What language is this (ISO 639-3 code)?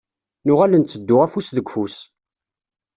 kab